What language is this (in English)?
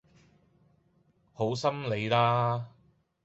Cantonese